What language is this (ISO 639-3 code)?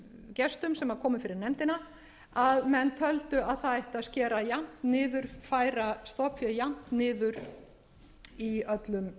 isl